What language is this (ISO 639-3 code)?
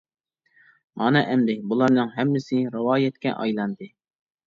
uig